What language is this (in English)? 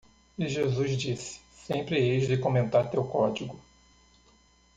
Portuguese